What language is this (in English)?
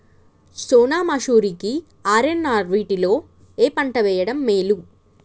Telugu